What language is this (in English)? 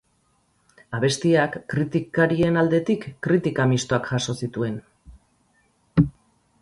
Basque